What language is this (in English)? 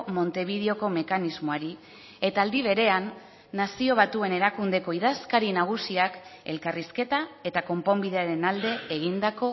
Basque